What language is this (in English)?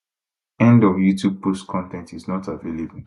Nigerian Pidgin